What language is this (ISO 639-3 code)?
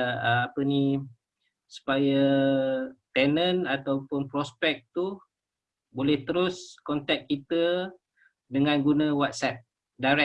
msa